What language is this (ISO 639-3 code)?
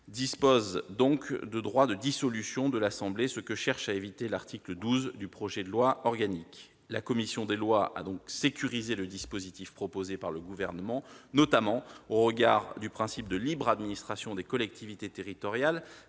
fra